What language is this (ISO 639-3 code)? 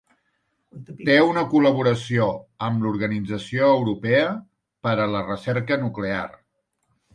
cat